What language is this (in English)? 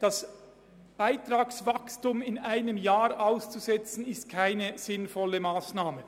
Swiss German